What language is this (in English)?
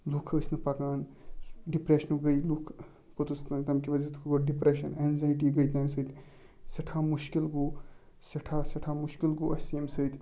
Kashmiri